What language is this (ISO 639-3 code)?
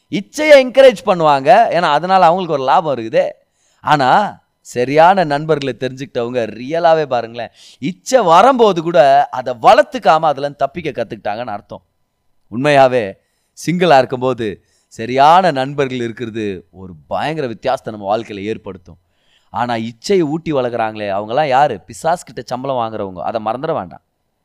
tam